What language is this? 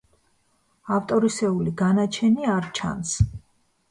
Georgian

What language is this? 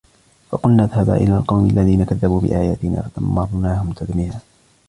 Arabic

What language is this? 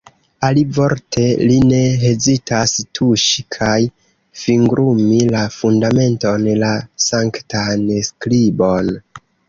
Esperanto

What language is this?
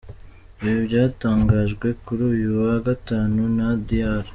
Kinyarwanda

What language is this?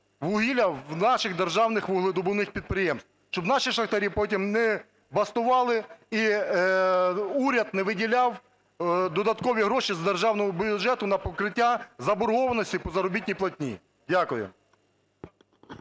Ukrainian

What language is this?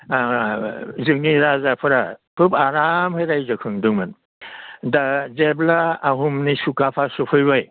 Bodo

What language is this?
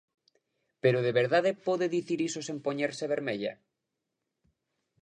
Galician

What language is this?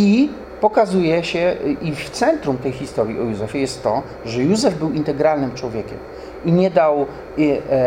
Polish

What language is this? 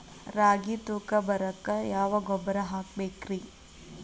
Kannada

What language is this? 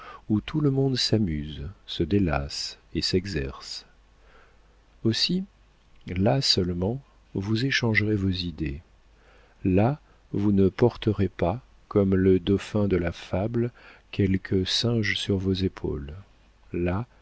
French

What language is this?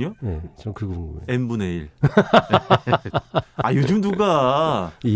Korean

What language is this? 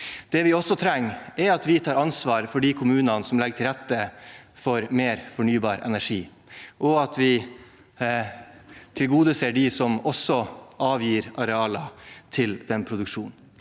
Norwegian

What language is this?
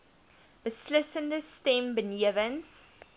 Afrikaans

